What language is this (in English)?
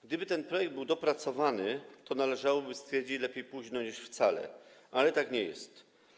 Polish